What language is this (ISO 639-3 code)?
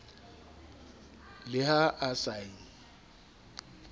sot